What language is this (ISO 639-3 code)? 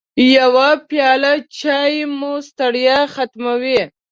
pus